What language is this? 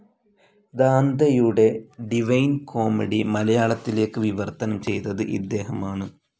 Malayalam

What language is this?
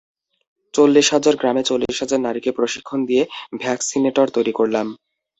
Bangla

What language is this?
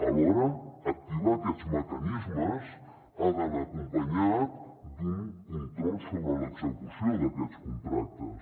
Catalan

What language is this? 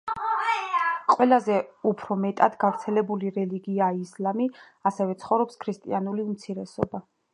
Georgian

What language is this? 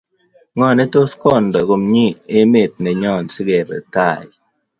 Kalenjin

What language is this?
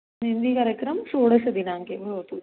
Sanskrit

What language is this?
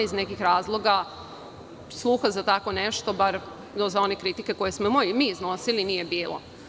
Serbian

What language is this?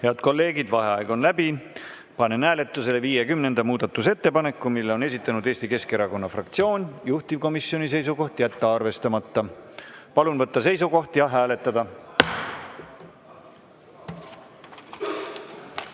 Estonian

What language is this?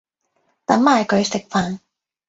Cantonese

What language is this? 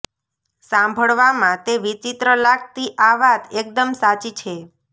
Gujarati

